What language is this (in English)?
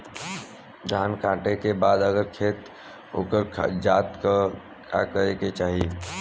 Bhojpuri